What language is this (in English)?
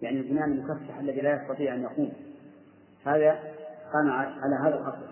Arabic